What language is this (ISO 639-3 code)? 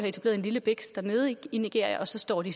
dan